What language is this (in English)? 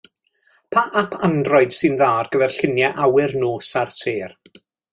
Welsh